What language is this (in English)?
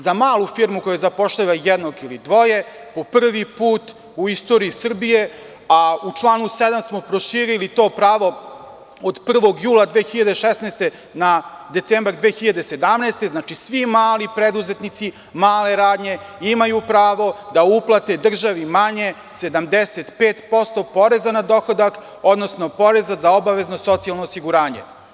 Serbian